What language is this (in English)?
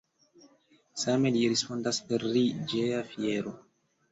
Esperanto